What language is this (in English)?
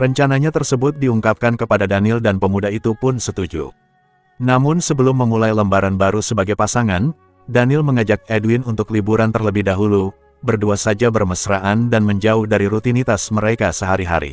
Indonesian